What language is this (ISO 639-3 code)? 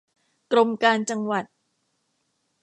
tha